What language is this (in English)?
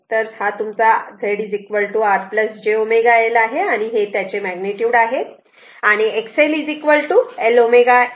Marathi